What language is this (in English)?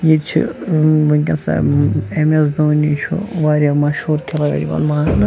Kashmiri